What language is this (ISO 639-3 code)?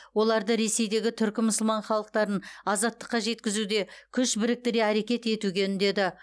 kaz